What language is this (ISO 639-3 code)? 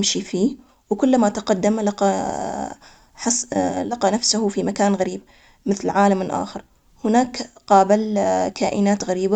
acx